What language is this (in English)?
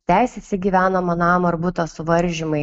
Lithuanian